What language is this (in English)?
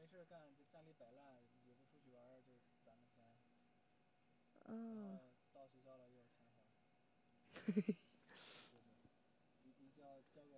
Chinese